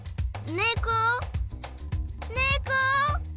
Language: Japanese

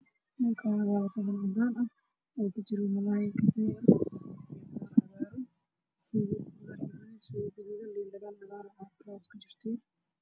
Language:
Somali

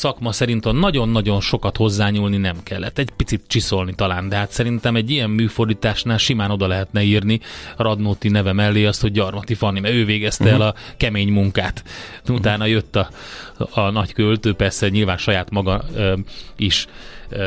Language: Hungarian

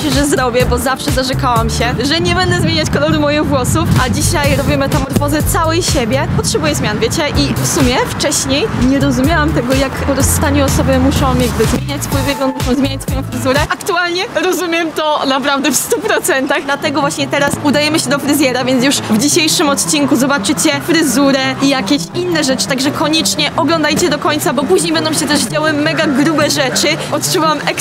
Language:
Polish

